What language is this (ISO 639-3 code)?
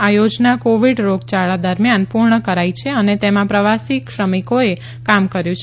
guj